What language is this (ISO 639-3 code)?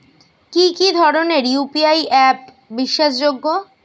ben